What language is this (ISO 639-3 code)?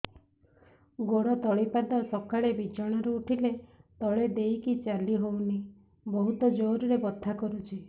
ori